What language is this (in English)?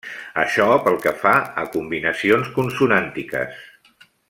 Catalan